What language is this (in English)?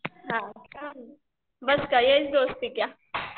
Marathi